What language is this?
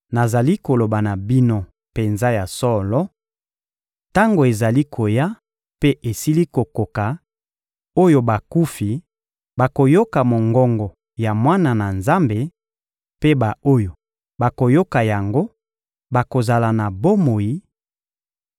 Lingala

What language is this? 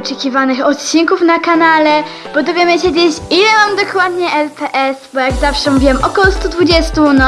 Polish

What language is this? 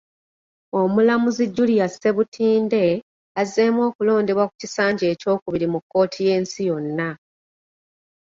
Ganda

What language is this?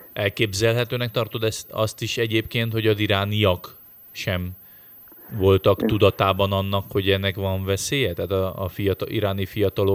Hungarian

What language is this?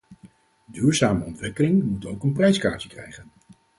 Dutch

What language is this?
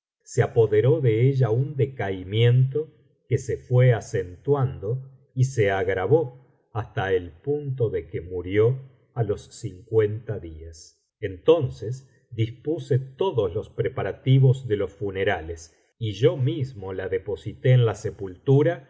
Spanish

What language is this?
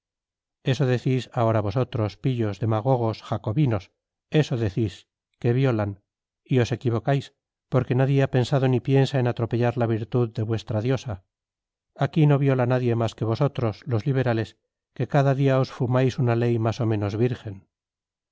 Spanish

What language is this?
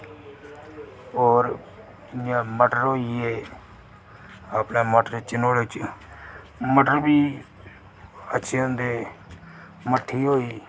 Dogri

